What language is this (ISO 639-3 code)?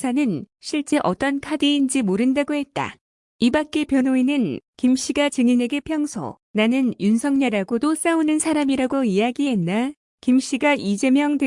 kor